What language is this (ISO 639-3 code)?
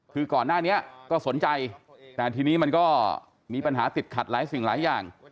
tha